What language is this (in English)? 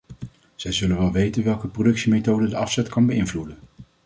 Dutch